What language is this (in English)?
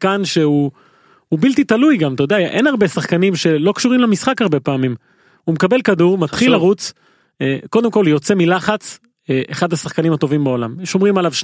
Hebrew